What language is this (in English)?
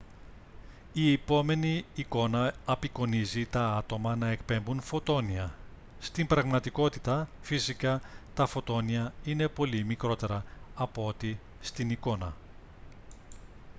Greek